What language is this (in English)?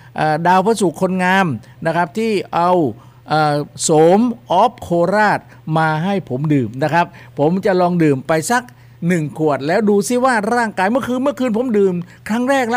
Thai